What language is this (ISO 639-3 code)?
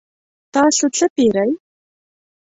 pus